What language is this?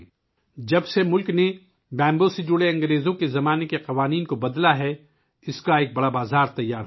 Urdu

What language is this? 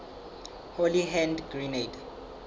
Southern Sotho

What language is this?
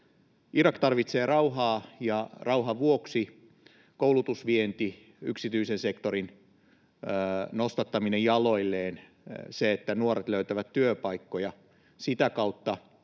Finnish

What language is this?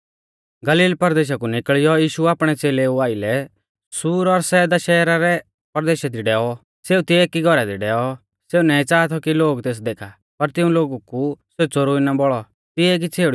Mahasu Pahari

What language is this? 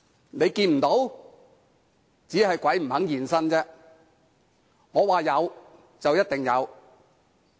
Cantonese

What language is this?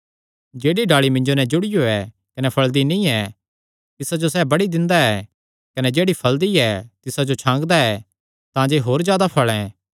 Kangri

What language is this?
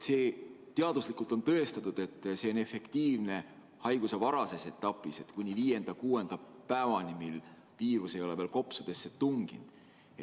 Estonian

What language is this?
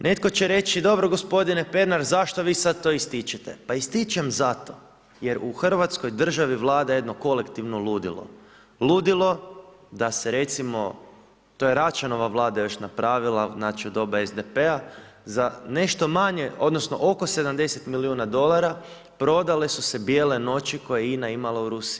Croatian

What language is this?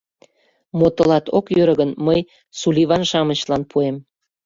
Mari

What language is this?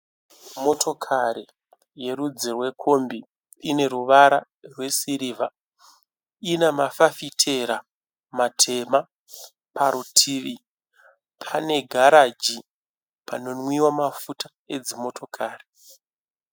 Shona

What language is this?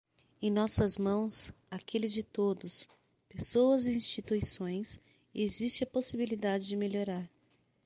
Portuguese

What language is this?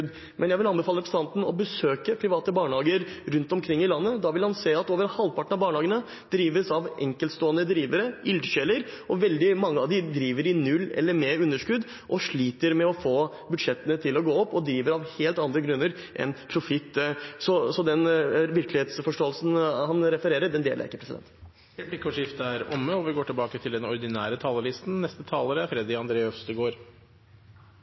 Norwegian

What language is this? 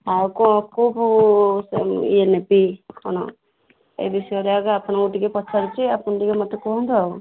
Odia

